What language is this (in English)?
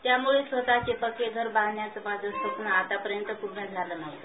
Marathi